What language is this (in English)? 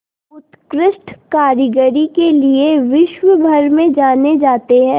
Hindi